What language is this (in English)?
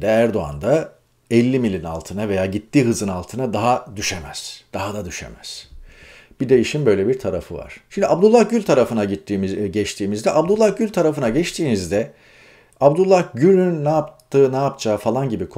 Turkish